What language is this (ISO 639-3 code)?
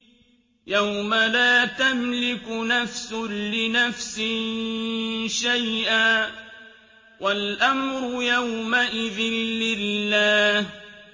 ara